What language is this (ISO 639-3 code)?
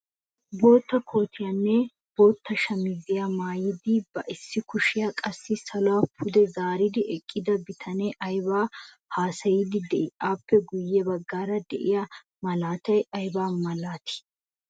wal